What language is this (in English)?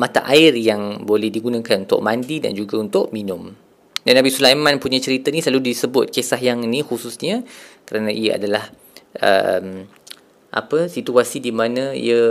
Malay